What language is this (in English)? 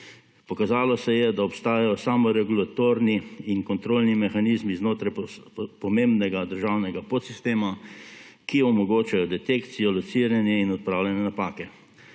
Slovenian